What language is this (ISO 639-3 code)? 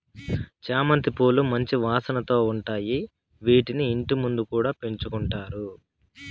tel